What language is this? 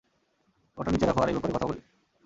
Bangla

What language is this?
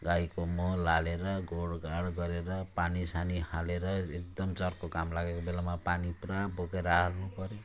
Nepali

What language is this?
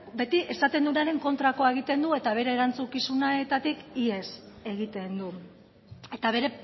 Basque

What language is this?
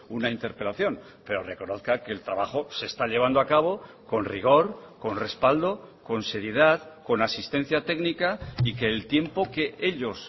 Spanish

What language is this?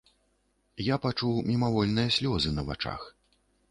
Belarusian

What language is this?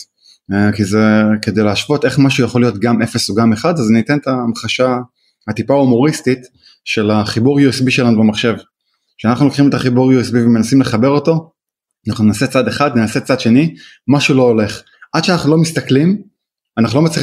Hebrew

